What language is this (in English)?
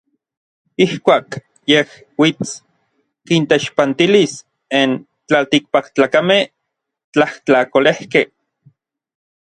Orizaba Nahuatl